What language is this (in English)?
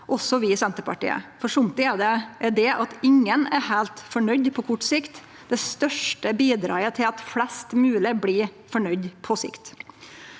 Norwegian